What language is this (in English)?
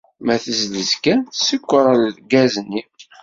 Kabyle